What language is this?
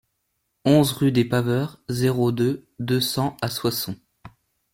French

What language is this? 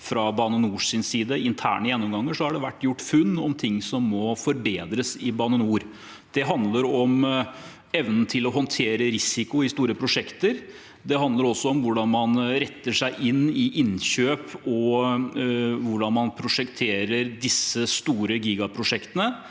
Norwegian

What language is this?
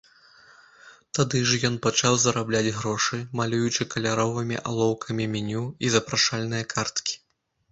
Belarusian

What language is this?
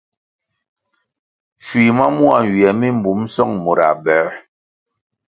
Kwasio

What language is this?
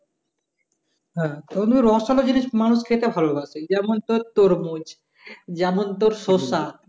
Bangla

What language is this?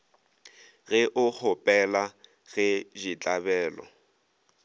Northern Sotho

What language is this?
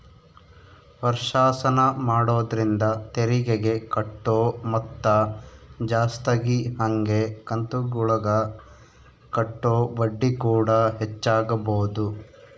Kannada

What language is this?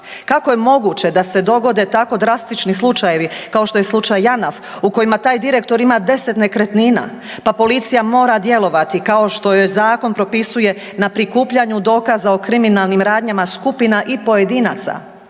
Croatian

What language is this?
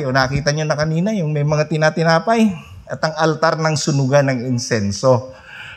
Filipino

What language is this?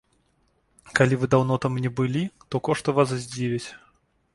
Belarusian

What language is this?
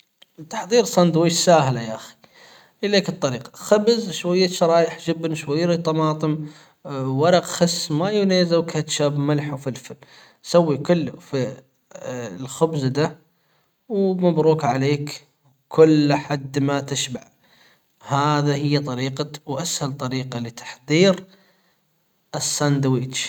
Hijazi Arabic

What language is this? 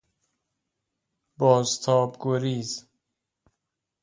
Persian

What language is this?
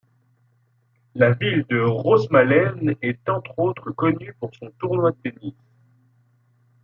French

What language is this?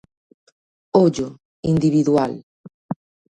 Galician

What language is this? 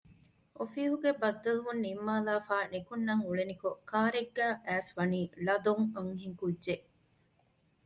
Divehi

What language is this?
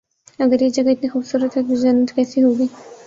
Urdu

